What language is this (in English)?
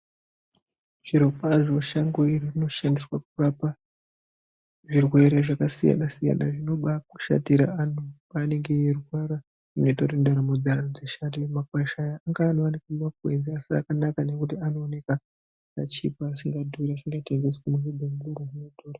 Ndau